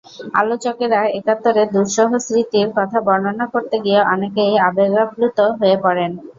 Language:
Bangla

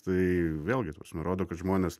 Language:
Lithuanian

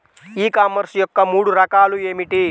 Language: Telugu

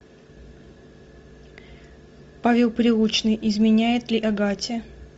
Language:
Russian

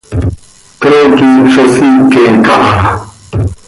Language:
Seri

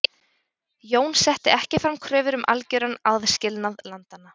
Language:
Icelandic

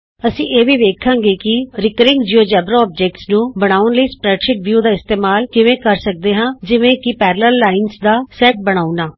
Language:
Punjabi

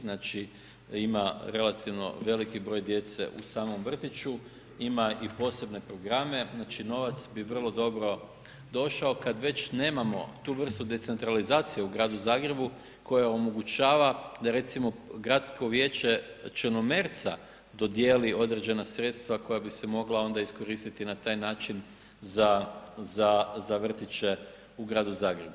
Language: Croatian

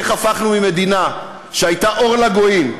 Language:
Hebrew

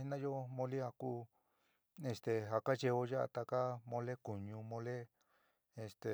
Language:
San Miguel El Grande Mixtec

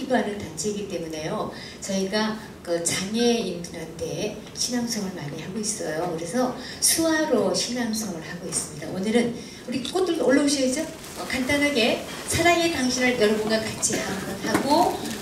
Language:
Korean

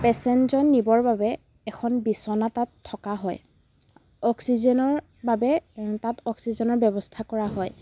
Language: Assamese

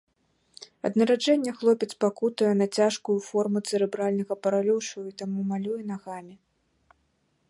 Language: Belarusian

